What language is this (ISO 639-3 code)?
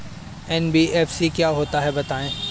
hin